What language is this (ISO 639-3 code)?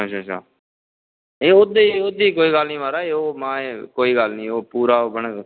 doi